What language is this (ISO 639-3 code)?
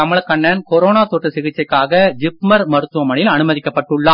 tam